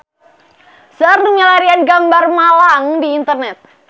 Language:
Sundanese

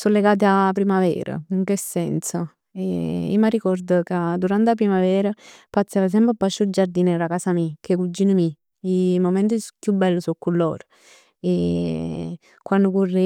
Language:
Neapolitan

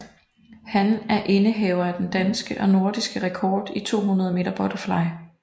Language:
Danish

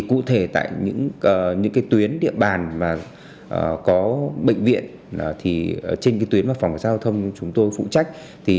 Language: Vietnamese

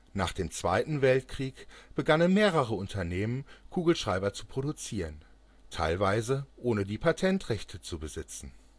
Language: German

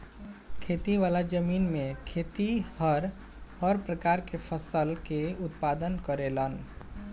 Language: Bhojpuri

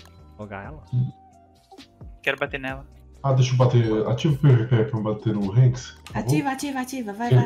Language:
Portuguese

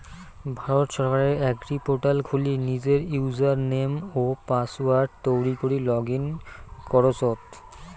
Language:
Bangla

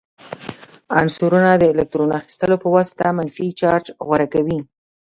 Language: Pashto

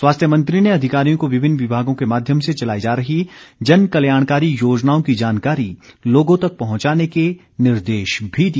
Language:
Hindi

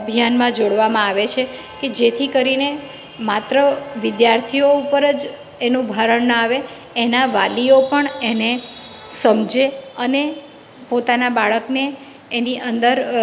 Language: Gujarati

